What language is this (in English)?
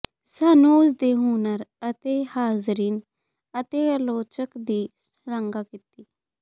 Punjabi